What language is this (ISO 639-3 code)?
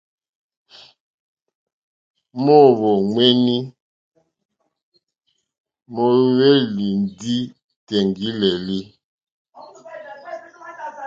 bri